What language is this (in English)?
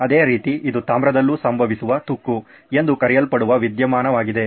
Kannada